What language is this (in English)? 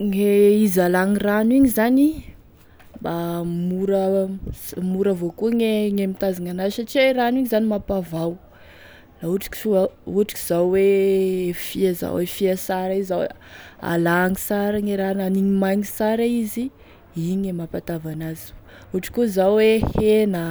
Tesaka Malagasy